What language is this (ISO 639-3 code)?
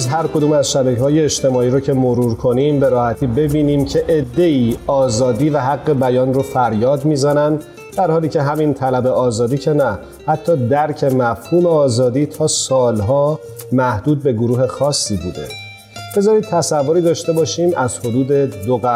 fas